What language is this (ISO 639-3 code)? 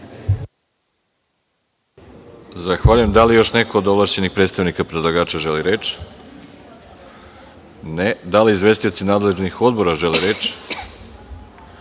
srp